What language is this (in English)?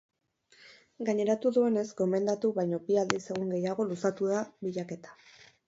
Basque